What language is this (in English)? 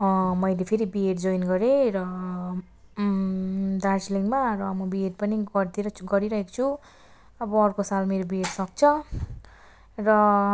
Nepali